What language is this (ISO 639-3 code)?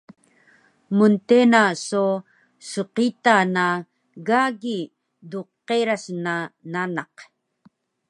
trv